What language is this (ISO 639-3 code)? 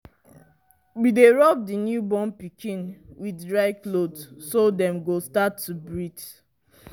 pcm